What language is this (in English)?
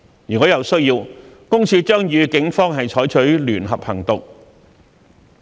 Cantonese